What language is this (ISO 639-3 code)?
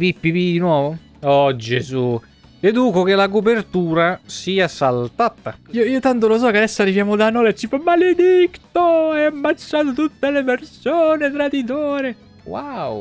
ita